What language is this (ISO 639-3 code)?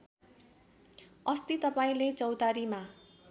nep